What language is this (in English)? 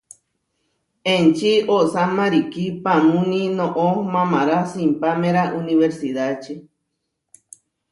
Huarijio